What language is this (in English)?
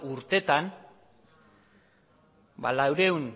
Basque